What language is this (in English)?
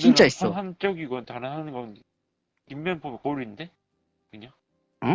Korean